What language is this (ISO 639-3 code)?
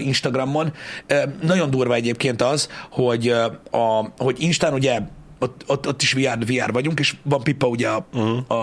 hun